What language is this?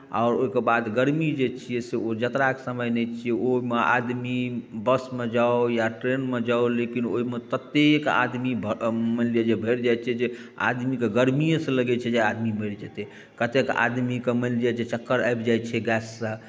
Maithili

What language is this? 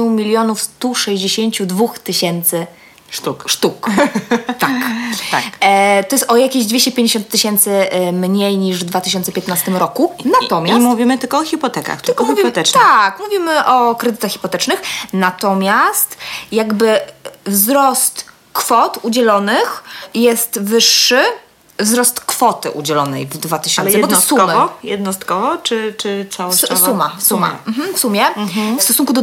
Polish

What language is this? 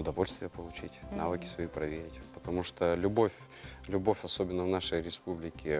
Russian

